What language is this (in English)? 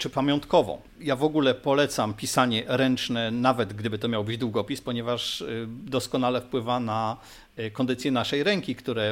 Polish